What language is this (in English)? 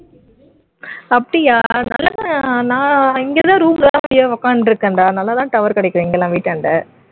Tamil